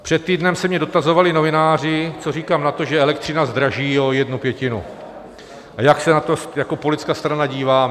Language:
Czech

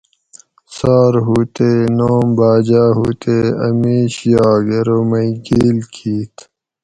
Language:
Gawri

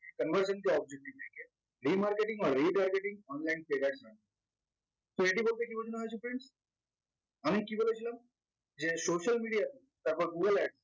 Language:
Bangla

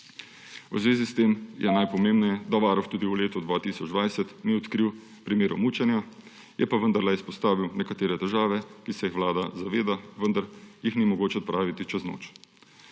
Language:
Slovenian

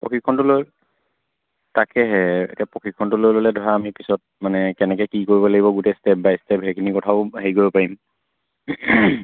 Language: Assamese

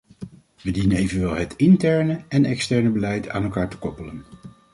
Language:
Dutch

